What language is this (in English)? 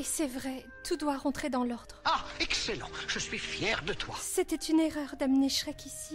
French